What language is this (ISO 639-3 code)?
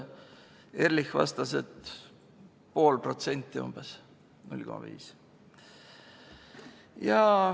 est